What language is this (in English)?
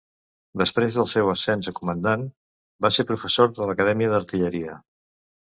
Catalan